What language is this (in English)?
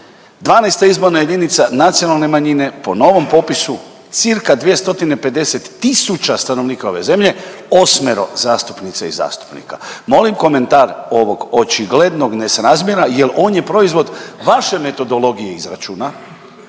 Croatian